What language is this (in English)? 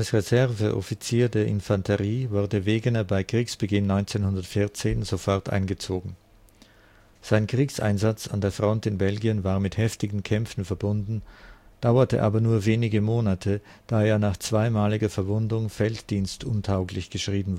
German